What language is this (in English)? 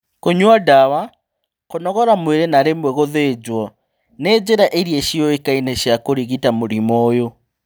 Kikuyu